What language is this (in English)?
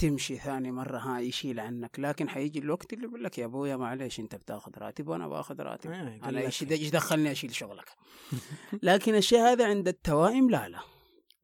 Arabic